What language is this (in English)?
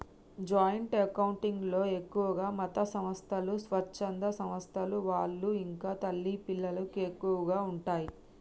Telugu